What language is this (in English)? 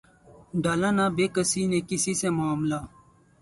Urdu